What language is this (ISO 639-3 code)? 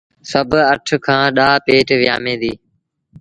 sbn